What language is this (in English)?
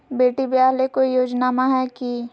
Magahi